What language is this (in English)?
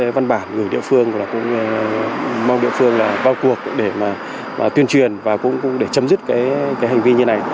Vietnamese